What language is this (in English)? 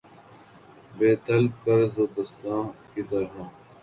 Urdu